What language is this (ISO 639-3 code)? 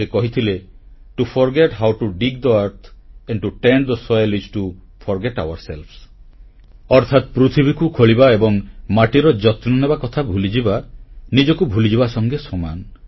ori